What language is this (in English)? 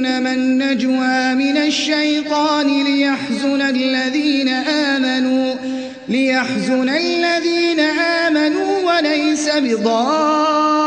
Arabic